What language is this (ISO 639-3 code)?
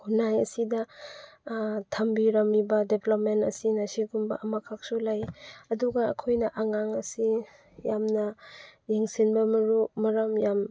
mni